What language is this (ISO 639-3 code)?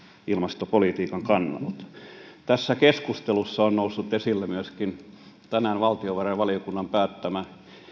fin